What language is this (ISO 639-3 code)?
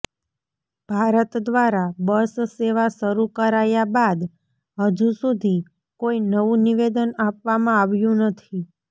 guj